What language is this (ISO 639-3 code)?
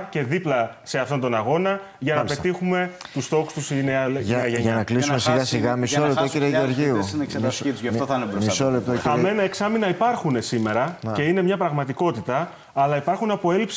ell